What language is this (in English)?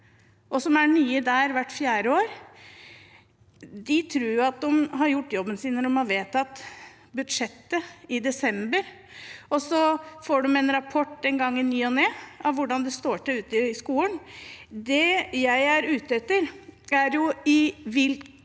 Norwegian